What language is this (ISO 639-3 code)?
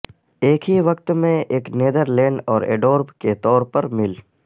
urd